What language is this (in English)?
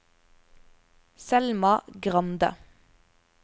Norwegian